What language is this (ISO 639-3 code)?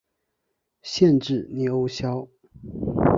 zho